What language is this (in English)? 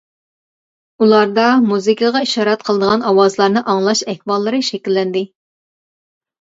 Uyghur